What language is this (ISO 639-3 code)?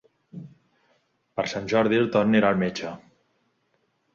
cat